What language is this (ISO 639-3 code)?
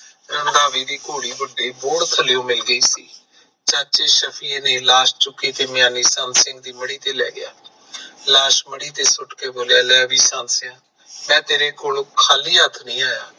pan